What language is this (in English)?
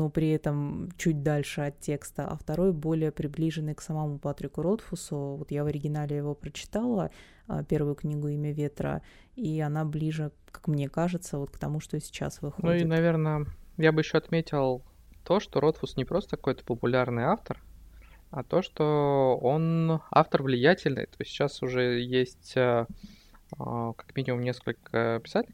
Russian